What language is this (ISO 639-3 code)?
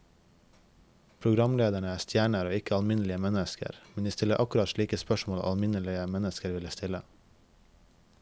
nor